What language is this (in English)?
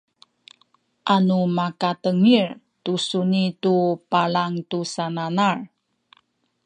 Sakizaya